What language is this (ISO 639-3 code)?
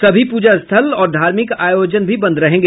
hin